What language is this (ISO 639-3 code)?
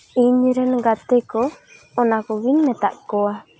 sat